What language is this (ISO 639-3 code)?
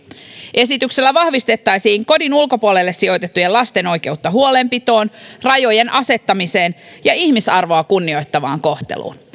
fin